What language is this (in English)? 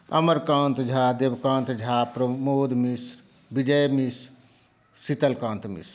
Maithili